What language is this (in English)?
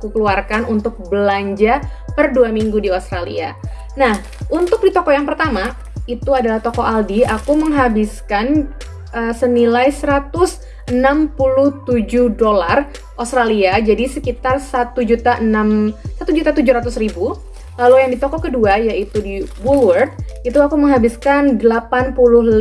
Indonesian